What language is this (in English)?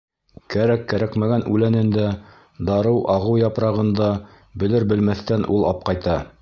Bashkir